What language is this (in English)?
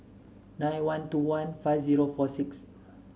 English